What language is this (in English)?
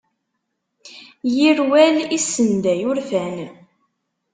Kabyle